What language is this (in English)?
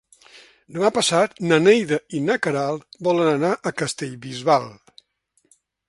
Catalan